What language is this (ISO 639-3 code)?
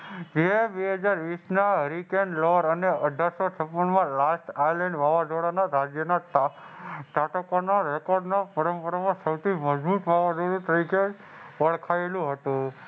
guj